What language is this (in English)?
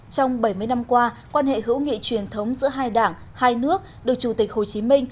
Vietnamese